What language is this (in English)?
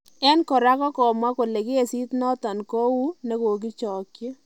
Kalenjin